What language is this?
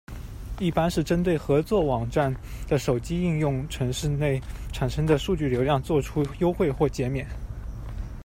Chinese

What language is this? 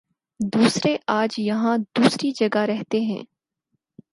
Urdu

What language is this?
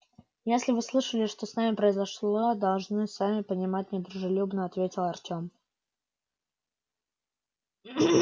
Russian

